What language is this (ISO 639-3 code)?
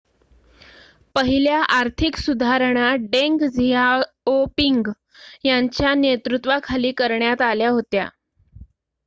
mar